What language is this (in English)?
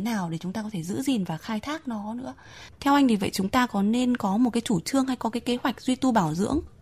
Vietnamese